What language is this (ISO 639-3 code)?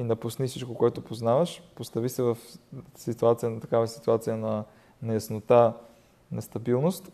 bul